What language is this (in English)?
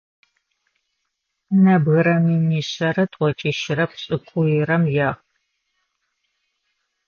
Adyghe